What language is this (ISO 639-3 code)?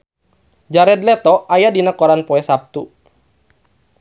sun